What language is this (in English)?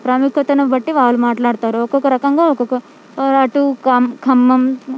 Telugu